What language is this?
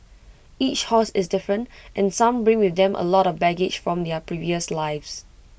English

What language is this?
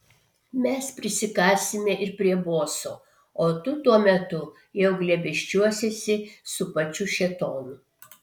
Lithuanian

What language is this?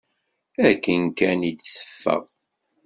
Kabyle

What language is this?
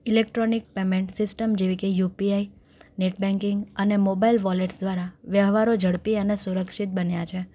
Gujarati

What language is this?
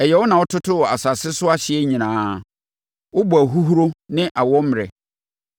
Akan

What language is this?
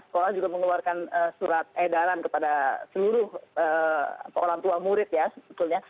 Indonesian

